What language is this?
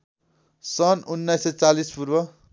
Nepali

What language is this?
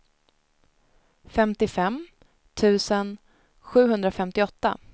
Swedish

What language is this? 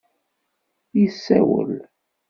Kabyle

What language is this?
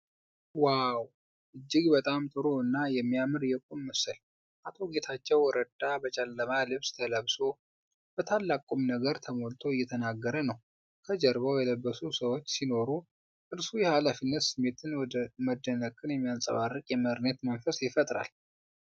Amharic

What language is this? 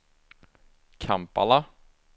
Swedish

